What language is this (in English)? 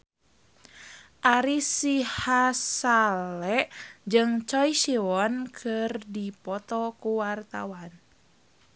Sundanese